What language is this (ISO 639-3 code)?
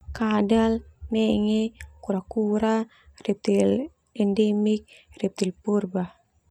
twu